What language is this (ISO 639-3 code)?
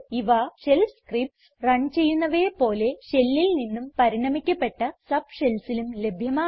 mal